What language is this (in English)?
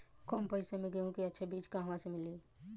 Bhojpuri